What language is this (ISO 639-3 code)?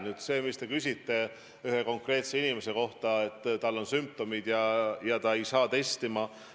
est